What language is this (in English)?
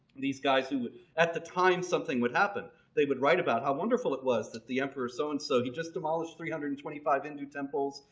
English